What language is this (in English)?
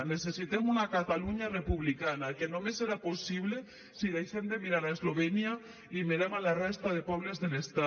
Catalan